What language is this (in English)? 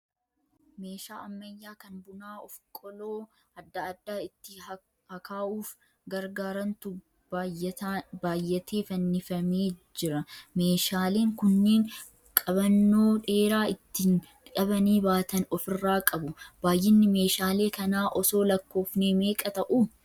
Oromo